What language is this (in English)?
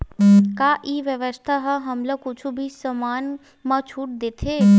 Chhattisgarhi